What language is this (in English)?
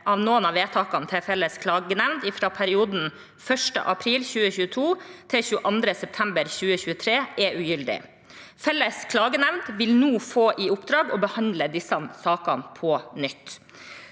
Norwegian